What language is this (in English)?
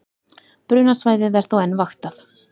Icelandic